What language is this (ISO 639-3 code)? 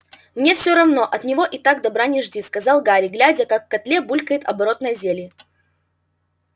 rus